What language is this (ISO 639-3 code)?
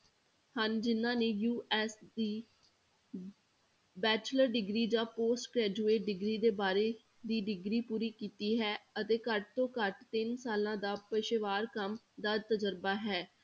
pan